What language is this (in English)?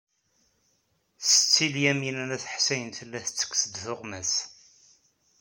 Kabyle